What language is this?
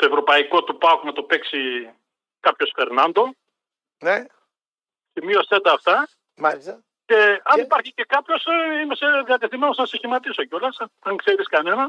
Greek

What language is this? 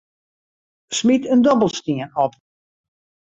Western Frisian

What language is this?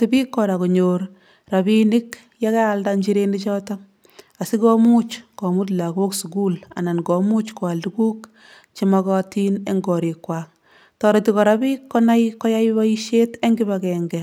Kalenjin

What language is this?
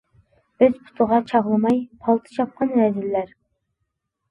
Uyghur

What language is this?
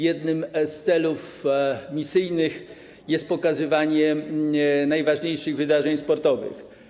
Polish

